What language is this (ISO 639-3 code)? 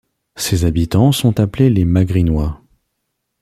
fra